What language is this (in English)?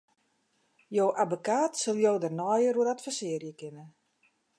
Western Frisian